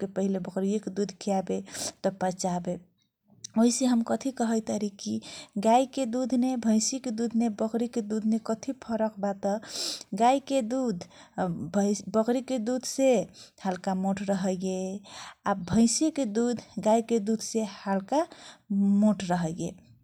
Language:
Kochila Tharu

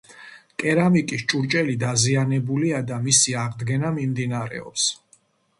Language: Georgian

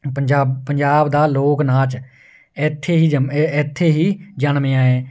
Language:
Punjabi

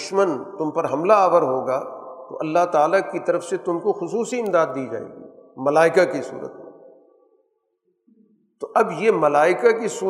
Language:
Urdu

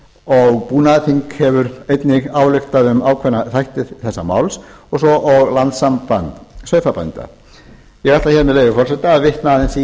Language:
Icelandic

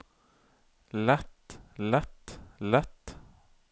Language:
Norwegian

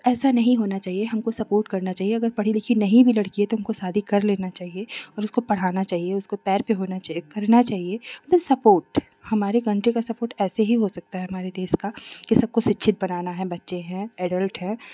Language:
Hindi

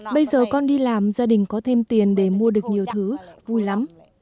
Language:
Vietnamese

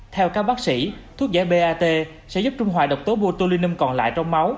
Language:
Vietnamese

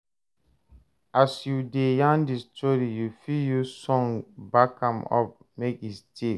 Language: Nigerian Pidgin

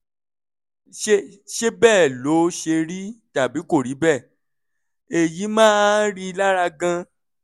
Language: Yoruba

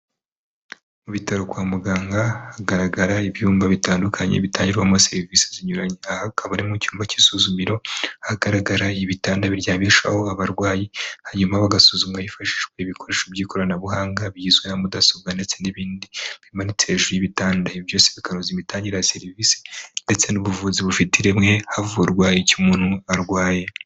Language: Kinyarwanda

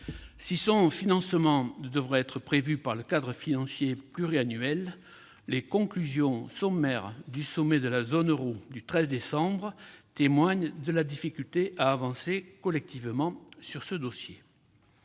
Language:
French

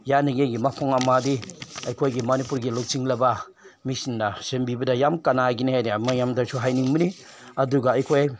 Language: Manipuri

